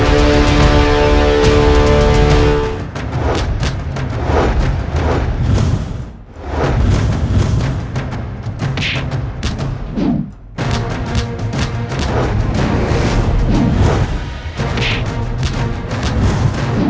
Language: Indonesian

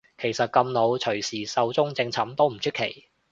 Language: Cantonese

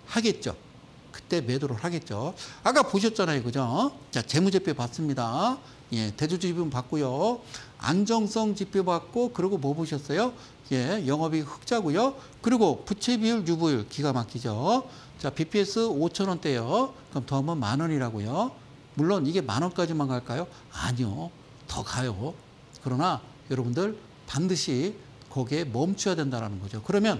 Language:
Korean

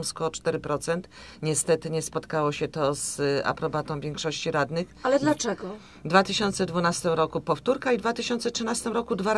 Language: Polish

